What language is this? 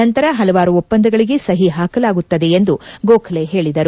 Kannada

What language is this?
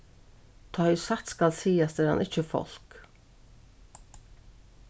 Faroese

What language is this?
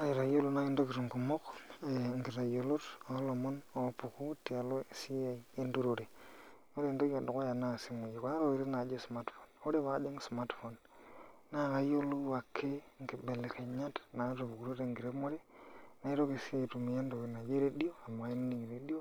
Masai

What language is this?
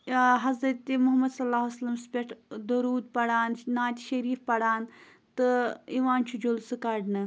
Kashmiri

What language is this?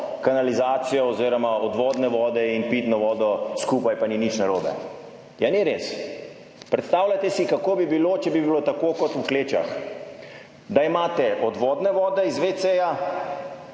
Slovenian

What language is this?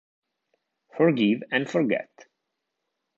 Italian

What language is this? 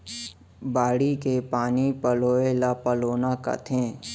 Chhattisgarhi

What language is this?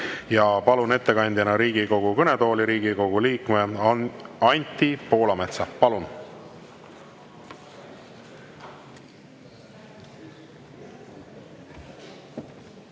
Estonian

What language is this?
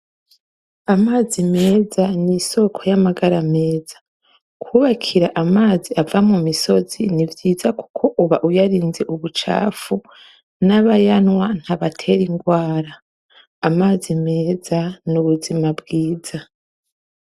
Rundi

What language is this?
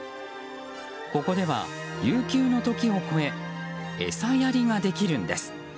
Japanese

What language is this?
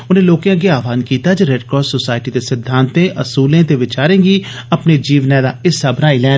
Dogri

